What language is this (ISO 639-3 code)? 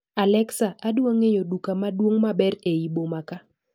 luo